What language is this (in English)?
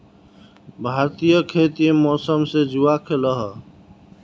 Magahi